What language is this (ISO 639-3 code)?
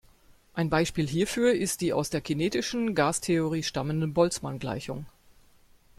deu